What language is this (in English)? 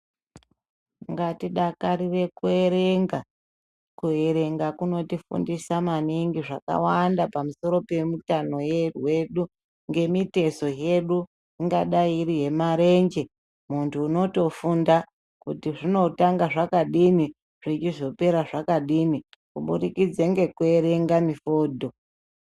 Ndau